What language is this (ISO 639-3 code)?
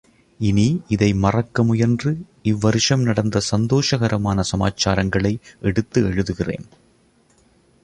tam